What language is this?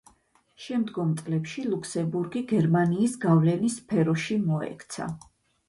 Georgian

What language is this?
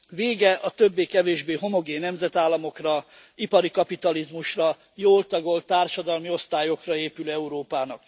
Hungarian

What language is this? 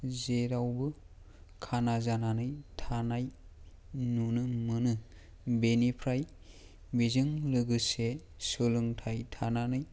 Bodo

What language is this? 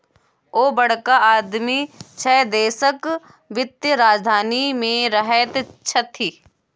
Maithili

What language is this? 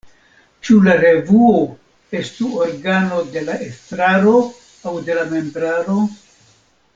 Esperanto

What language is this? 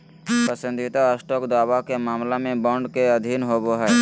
Magahi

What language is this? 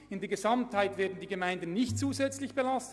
Swiss German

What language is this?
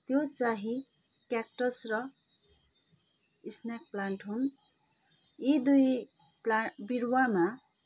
Nepali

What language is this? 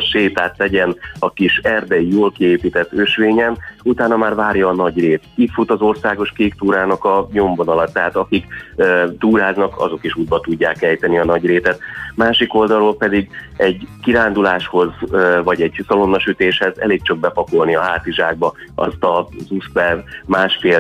Hungarian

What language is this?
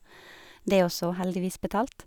Norwegian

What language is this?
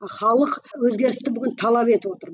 Kazakh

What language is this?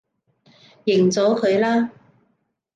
Cantonese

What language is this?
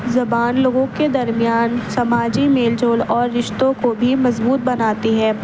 Urdu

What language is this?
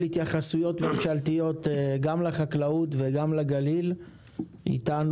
Hebrew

